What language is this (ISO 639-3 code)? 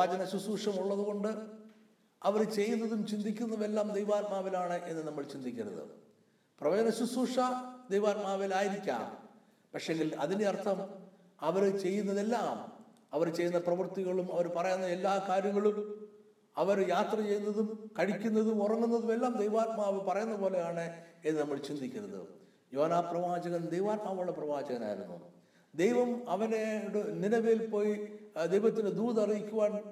mal